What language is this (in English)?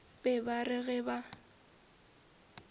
Northern Sotho